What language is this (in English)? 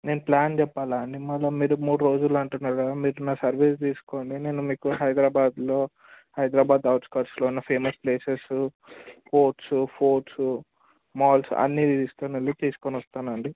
Telugu